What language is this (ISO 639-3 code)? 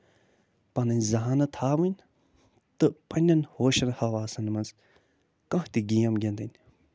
kas